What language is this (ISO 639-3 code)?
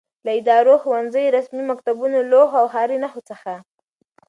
pus